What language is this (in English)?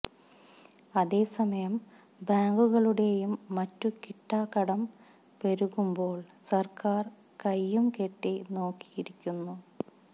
Malayalam